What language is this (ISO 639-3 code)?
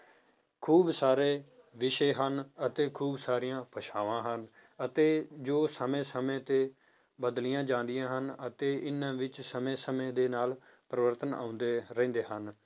pan